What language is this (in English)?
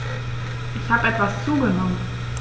German